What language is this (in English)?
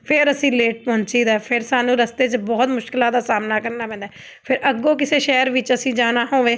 Punjabi